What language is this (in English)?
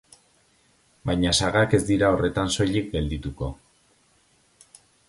Basque